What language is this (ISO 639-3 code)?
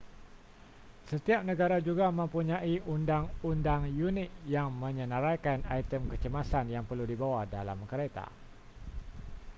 msa